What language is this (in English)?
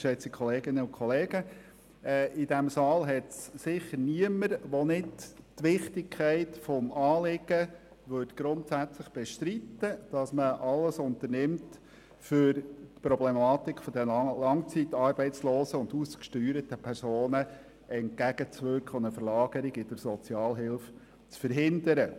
Swiss German